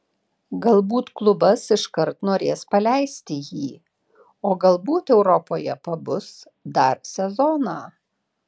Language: Lithuanian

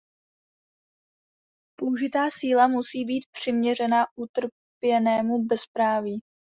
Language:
Czech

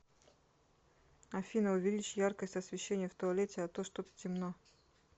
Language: Russian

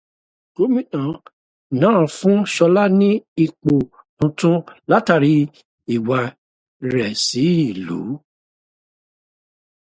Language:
Yoruba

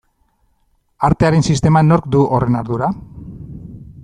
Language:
Basque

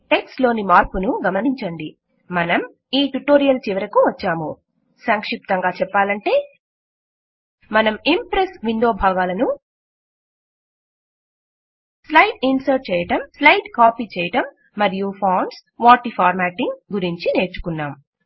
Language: Telugu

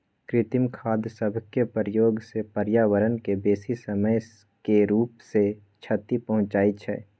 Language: Magahi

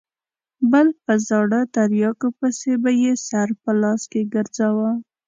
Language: Pashto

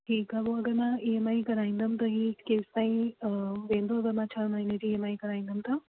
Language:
Sindhi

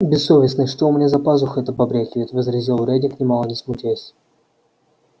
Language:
Russian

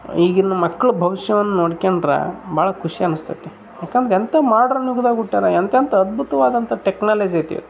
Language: Kannada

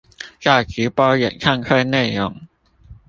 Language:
Chinese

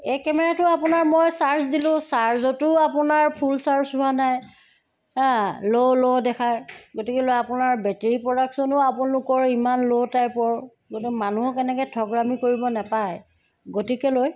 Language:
Assamese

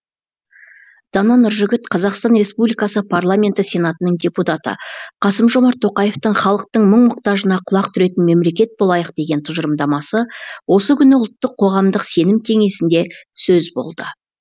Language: Kazakh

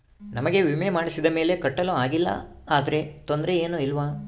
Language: Kannada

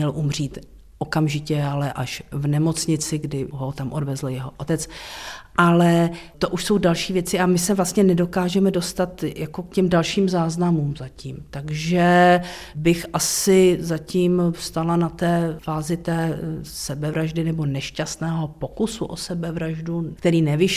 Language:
Czech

